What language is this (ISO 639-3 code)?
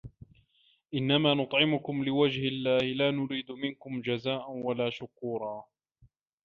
ara